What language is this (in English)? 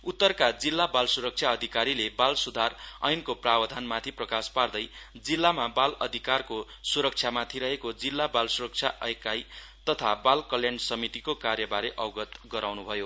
Nepali